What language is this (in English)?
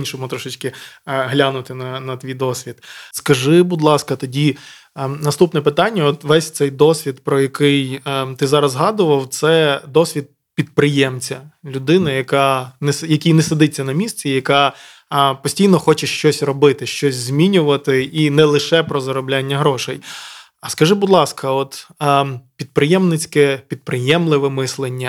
Ukrainian